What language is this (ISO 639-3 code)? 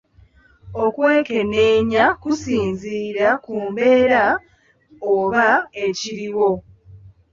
lug